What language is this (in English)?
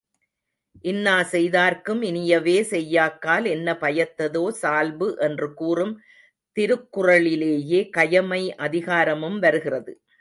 Tamil